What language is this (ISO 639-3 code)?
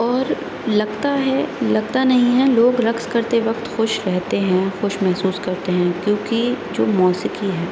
urd